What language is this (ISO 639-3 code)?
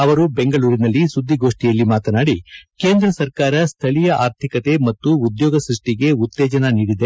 kan